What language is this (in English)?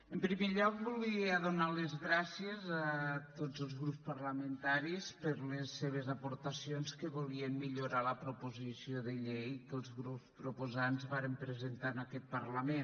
Catalan